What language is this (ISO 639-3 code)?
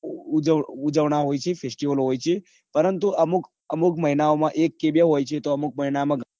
guj